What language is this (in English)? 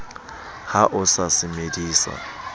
Southern Sotho